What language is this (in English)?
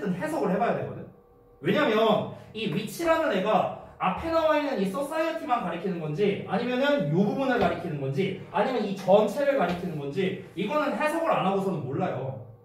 Korean